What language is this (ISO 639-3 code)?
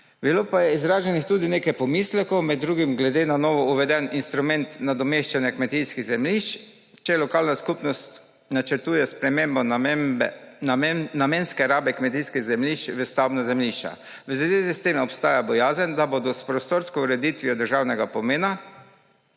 slv